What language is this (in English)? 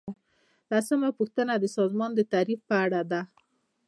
Pashto